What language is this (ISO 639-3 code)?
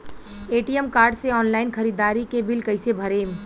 bho